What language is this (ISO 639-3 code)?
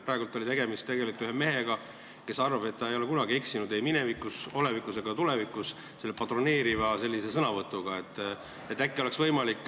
est